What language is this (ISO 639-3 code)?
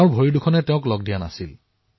asm